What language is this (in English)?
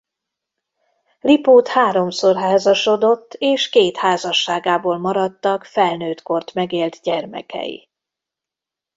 Hungarian